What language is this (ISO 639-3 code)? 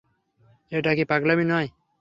ben